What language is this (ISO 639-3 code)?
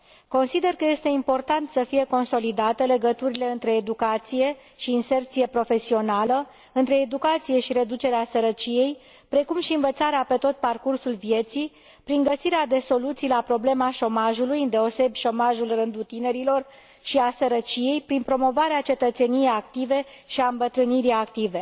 ron